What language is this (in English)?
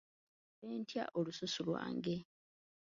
Ganda